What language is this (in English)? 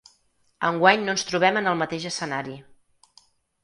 Catalan